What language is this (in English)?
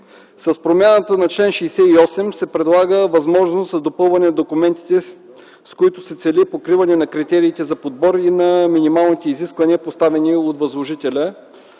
Bulgarian